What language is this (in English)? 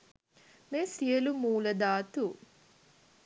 Sinhala